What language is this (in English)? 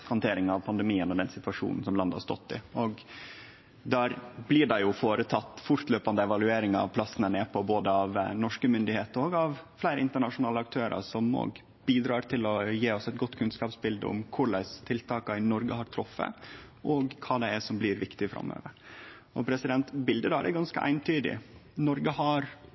Norwegian Nynorsk